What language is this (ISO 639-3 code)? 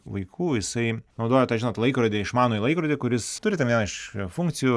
lit